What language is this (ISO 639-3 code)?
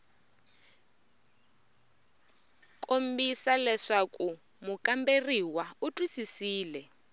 tso